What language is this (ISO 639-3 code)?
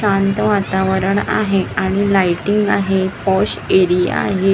mar